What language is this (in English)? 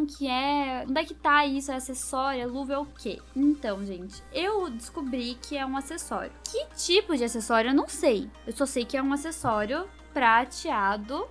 Portuguese